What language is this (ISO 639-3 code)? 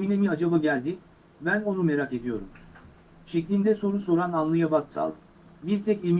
tur